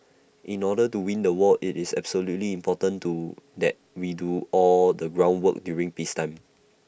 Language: English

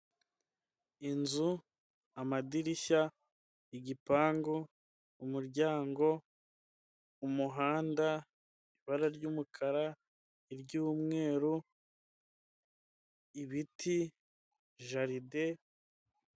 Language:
Kinyarwanda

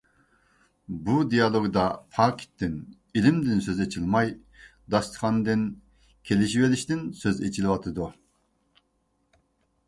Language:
Uyghur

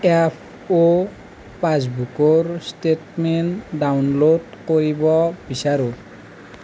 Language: Assamese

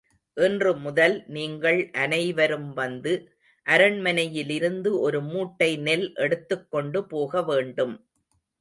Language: Tamil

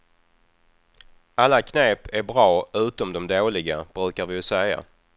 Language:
Swedish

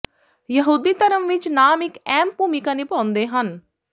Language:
Punjabi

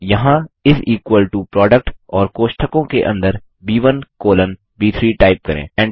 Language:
Hindi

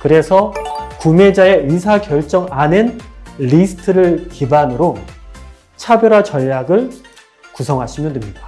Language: Korean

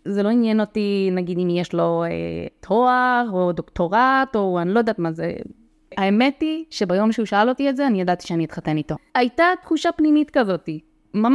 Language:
Hebrew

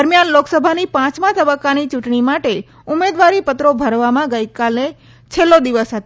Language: Gujarati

